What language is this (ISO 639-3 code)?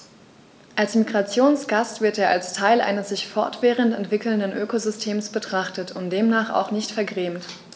deu